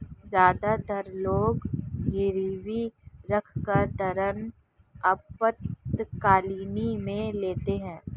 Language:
Hindi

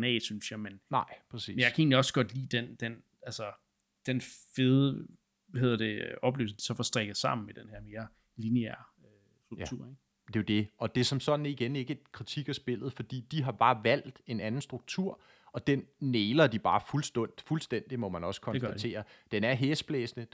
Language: Danish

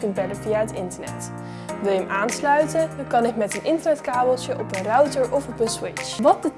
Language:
Dutch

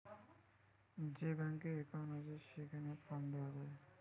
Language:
Bangla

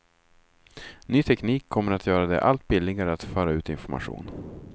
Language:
Swedish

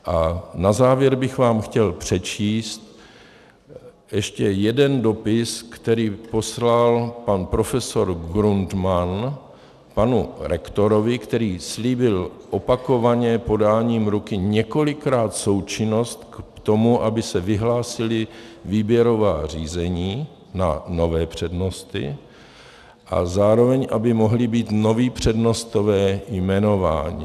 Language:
Czech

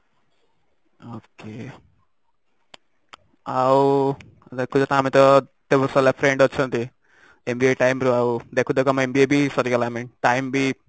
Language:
Odia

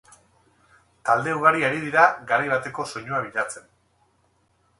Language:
Basque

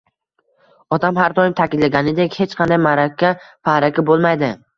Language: Uzbek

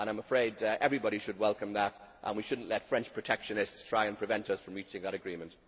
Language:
English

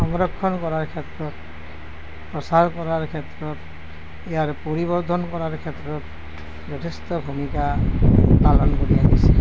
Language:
Assamese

